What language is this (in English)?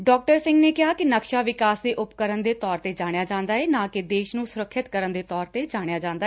Punjabi